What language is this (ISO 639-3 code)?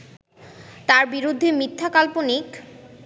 ben